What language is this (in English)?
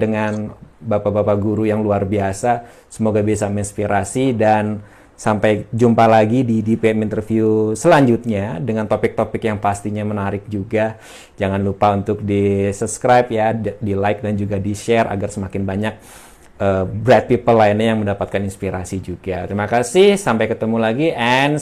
Indonesian